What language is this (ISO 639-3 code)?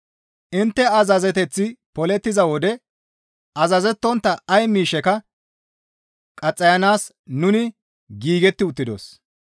gmv